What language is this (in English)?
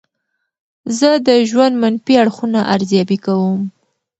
Pashto